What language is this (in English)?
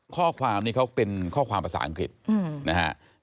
Thai